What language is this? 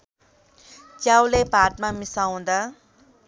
Nepali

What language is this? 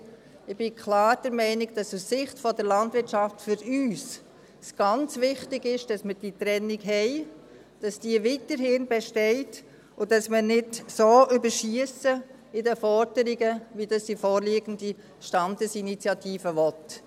Swiss German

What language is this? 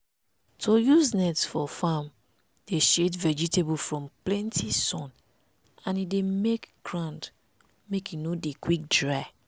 Nigerian Pidgin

